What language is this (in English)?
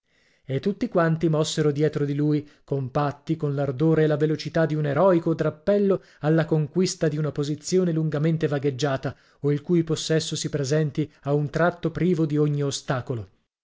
Italian